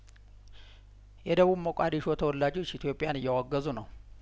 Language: Amharic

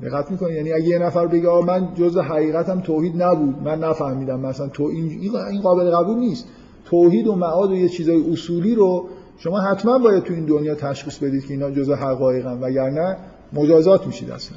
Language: Persian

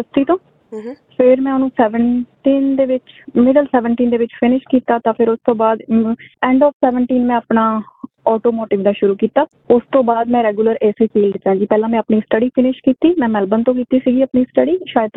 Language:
Punjabi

